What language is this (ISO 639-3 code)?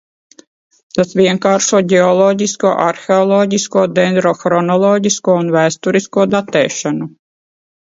lav